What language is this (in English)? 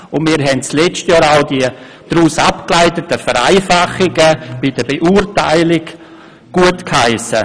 Swiss German